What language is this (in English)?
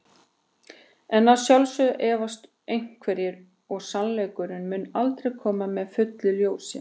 Icelandic